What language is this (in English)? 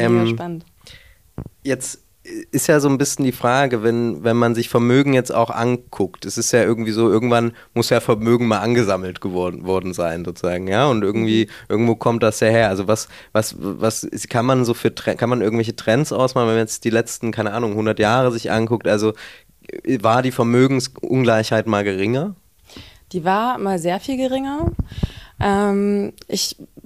German